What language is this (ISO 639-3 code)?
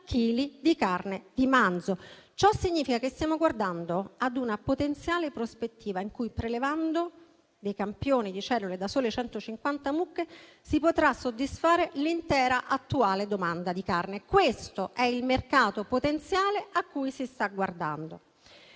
ita